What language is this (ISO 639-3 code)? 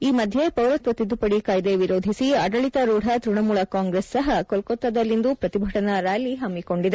kan